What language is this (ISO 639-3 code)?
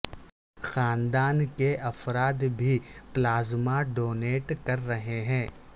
urd